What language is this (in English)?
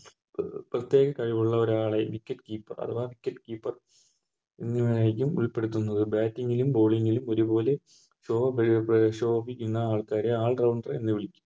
Malayalam